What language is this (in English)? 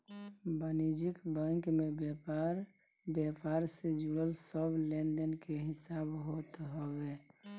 Bhojpuri